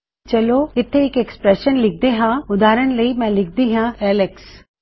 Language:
Punjabi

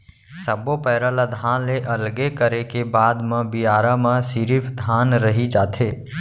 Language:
Chhattisgarhi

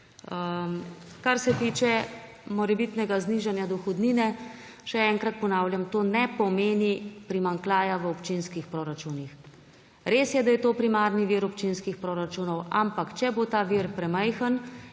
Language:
Slovenian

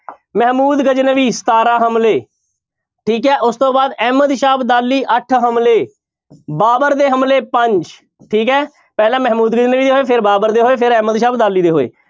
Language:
Punjabi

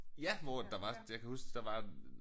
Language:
Danish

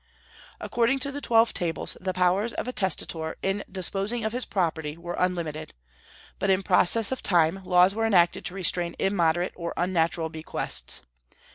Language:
English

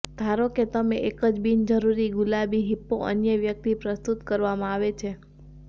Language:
Gujarati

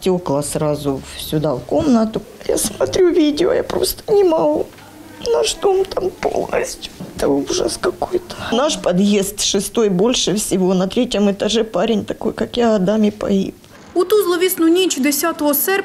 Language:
Ukrainian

